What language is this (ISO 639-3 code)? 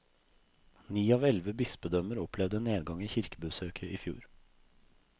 nor